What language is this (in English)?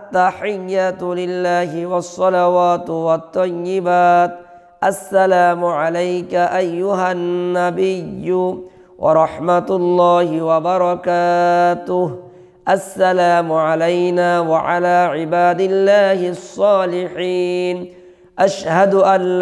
Arabic